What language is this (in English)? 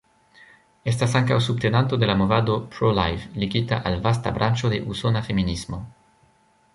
Esperanto